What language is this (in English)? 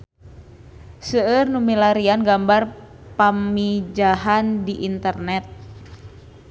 Sundanese